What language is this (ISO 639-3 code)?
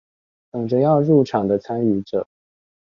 zho